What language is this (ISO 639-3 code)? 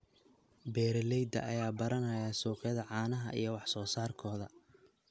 som